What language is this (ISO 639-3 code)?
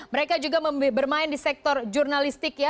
ind